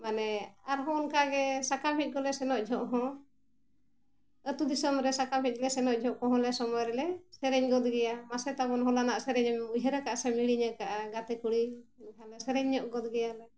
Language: Santali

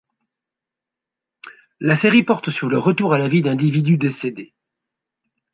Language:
French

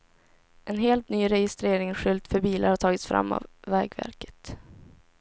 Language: Swedish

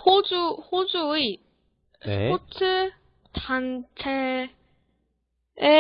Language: Korean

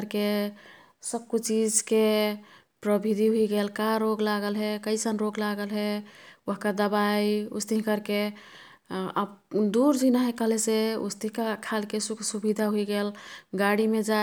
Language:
Kathoriya Tharu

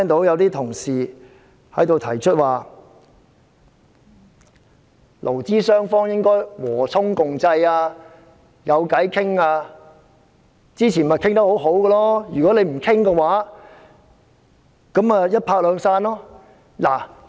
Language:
Cantonese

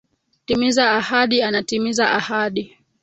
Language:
Swahili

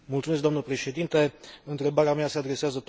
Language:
Romanian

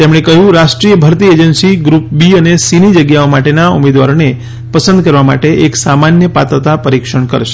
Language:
Gujarati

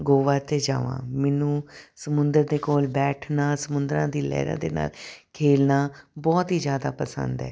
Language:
Punjabi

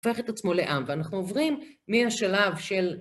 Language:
Hebrew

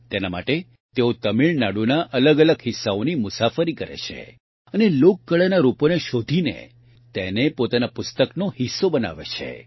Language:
Gujarati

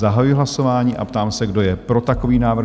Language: Czech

